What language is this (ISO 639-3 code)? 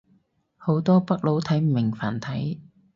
yue